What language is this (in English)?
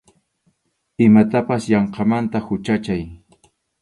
Arequipa-La Unión Quechua